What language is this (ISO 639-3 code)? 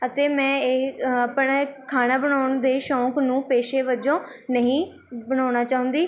pan